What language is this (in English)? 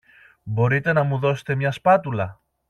Greek